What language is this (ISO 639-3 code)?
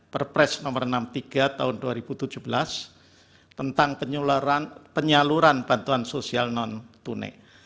ind